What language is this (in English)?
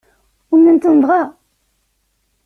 Kabyle